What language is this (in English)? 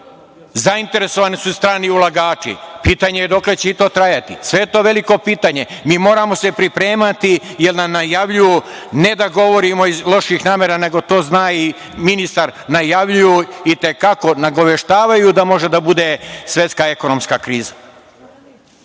Serbian